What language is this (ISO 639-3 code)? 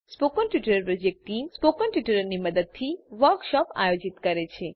guj